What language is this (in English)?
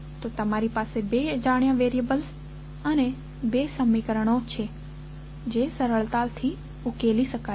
Gujarati